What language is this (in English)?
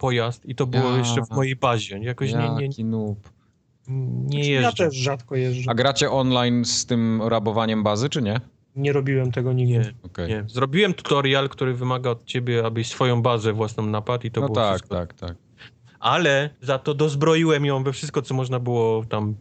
Polish